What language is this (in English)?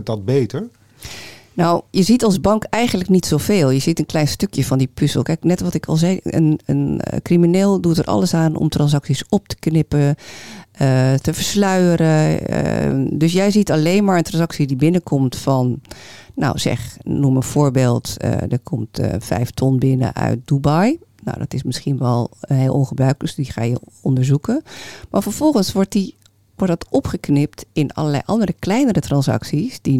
Dutch